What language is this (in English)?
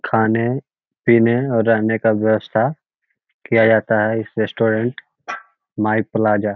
Magahi